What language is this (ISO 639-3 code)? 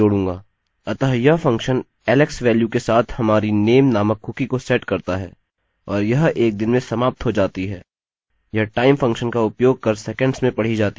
hin